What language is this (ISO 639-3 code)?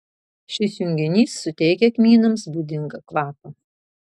lit